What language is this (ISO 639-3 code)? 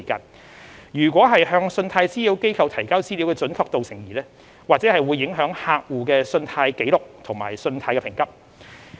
yue